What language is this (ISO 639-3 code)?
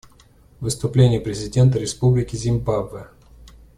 rus